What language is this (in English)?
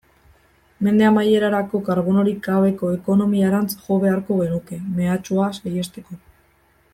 Basque